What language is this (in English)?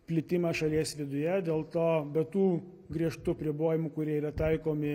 Lithuanian